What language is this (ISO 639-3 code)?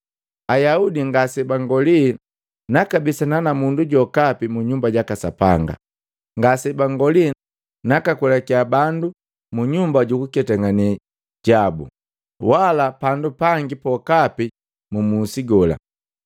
mgv